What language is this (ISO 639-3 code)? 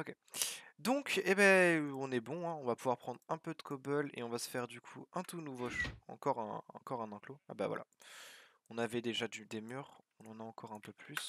fra